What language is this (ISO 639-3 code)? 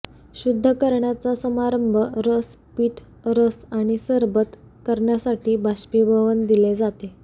mar